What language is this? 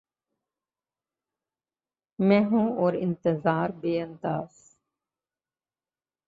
Urdu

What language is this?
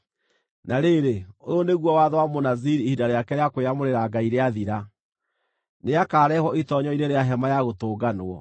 Kikuyu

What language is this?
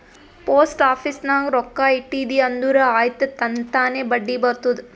Kannada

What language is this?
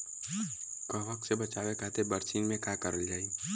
Bhojpuri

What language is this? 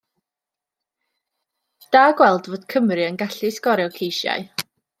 Welsh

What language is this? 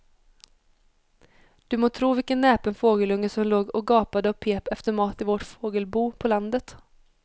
Swedish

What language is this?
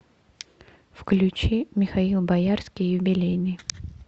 Russian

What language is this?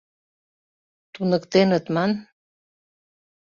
Mari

